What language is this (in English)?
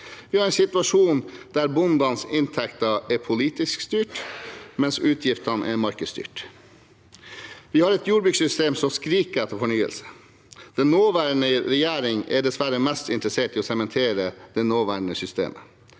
Norwegian